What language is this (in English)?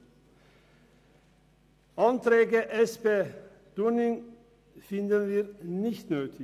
Swiss German